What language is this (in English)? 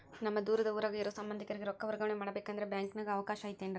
Kannada